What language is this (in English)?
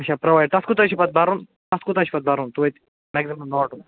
Kashmiri